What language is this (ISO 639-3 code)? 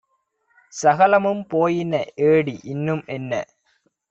tam